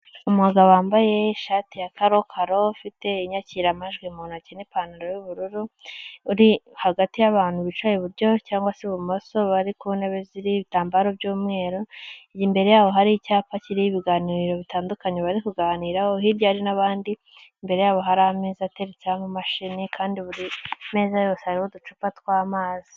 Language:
Kinyarwanda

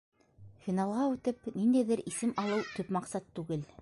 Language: Bashkir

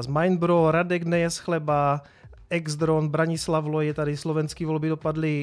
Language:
Czech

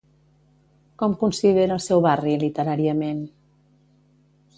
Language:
Catalan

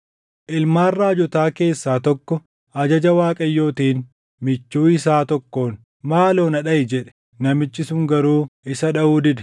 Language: Oromo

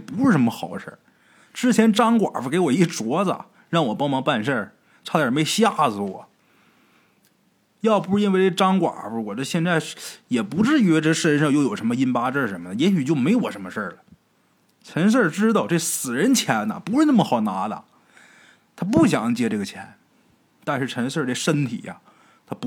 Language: Chinese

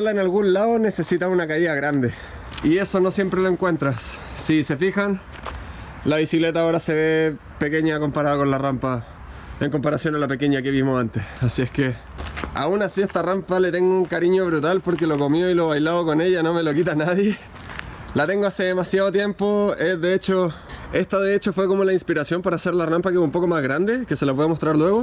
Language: Spanish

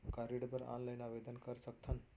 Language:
Chhattisgarhi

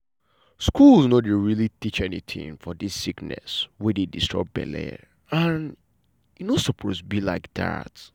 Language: Nigerian Pidgin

